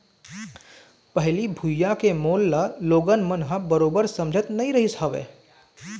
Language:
Chhattisgarhi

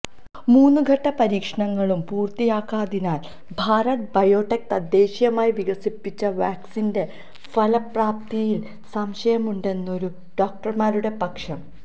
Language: Malayalam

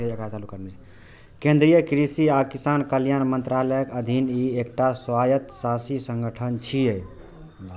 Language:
Maithili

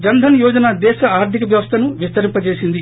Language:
Telugu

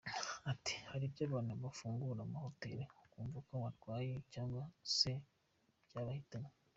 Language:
Kinyarwanda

